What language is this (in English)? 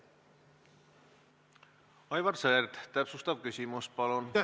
Estonian